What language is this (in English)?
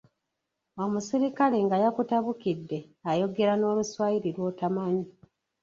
Ganda